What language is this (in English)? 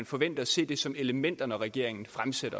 Danish